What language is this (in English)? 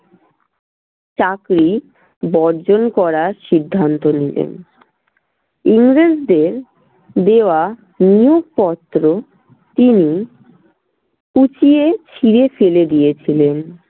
Bangla